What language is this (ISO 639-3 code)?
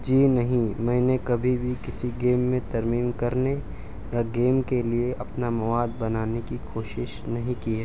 urd